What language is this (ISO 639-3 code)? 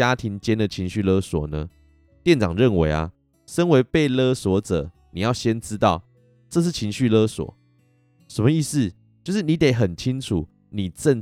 zho